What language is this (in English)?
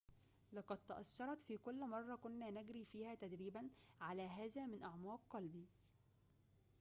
Arabic